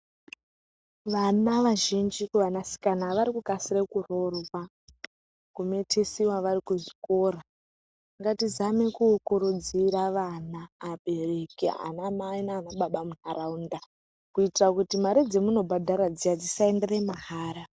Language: Ndau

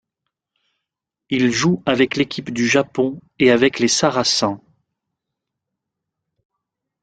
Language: French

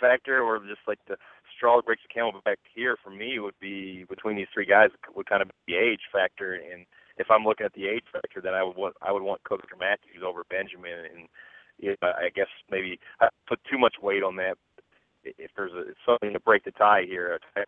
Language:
English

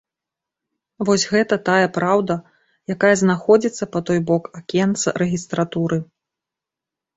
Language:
Belarusian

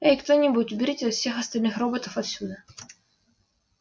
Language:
Russian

